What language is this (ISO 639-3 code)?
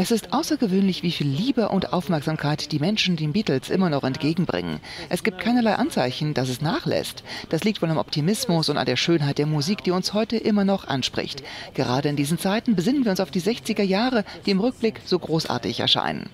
deu